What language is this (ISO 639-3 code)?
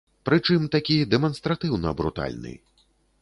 bel